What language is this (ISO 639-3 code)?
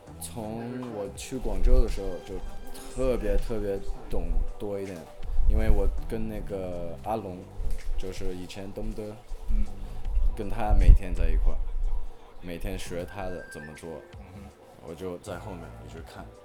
zho